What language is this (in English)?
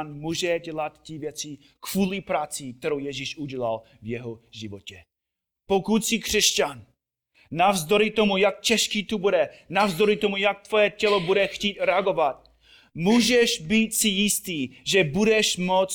Czech